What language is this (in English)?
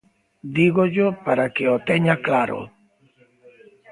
Galician